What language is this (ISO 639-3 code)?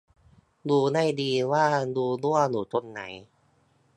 tha